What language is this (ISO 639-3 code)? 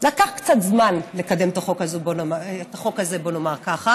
heb